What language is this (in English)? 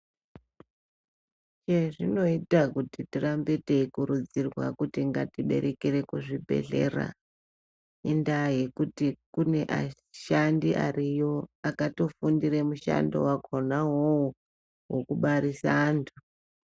Ndau